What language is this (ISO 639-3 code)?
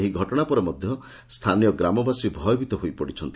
ori